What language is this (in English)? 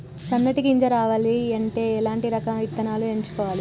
Telugu